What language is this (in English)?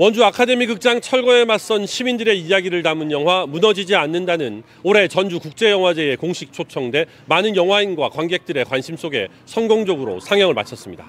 Korean